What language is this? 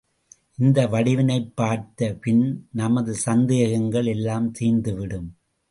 Tamil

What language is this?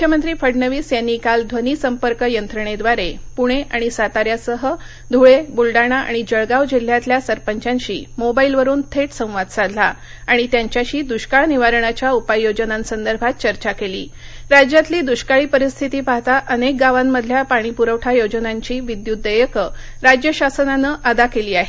Marathi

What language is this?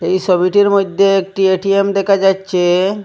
Bangla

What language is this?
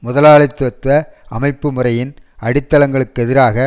Tamil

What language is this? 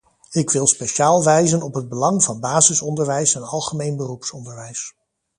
Dutch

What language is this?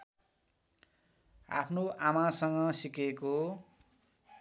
Nepali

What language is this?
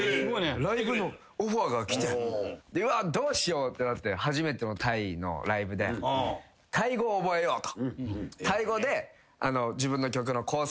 Japanese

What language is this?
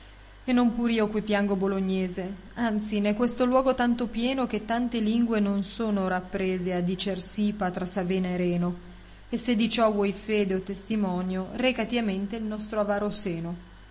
Italian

